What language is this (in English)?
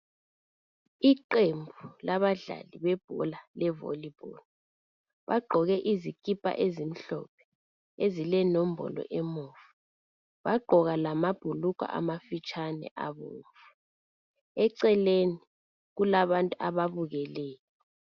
North Ndebele